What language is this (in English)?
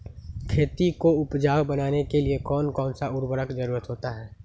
Magahi